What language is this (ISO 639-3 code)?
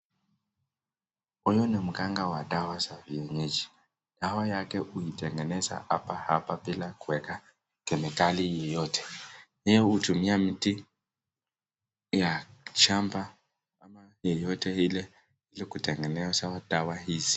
swa